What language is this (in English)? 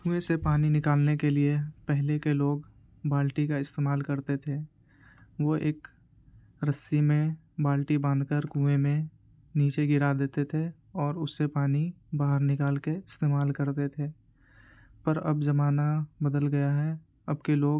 Urdu